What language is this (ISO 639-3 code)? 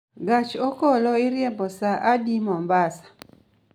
luo